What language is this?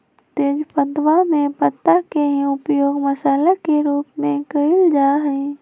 Magahi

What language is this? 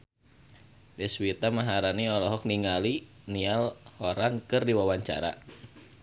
Sundanese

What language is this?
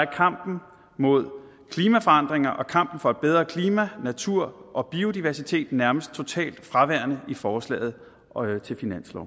Danish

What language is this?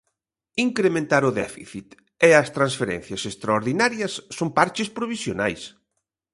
Galician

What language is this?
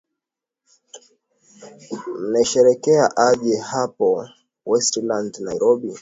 Swahili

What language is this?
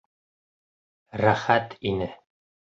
Bashkir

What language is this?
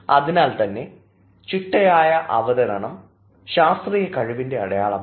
Malayalam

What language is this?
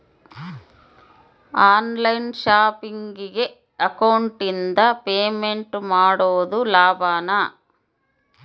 Kannada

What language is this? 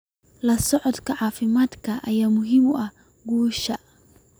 Somali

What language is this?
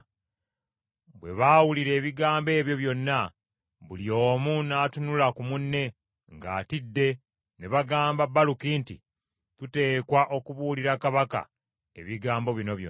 Ganda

